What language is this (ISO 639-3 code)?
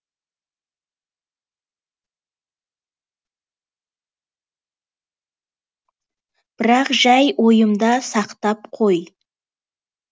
kaz